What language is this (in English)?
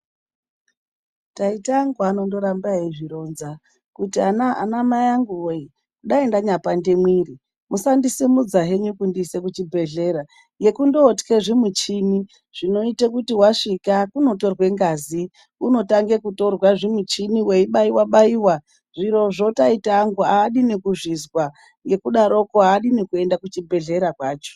Ndau